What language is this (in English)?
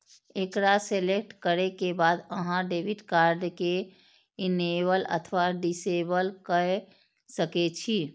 Maithili